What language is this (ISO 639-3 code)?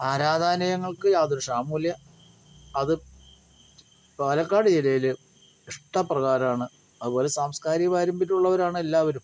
mal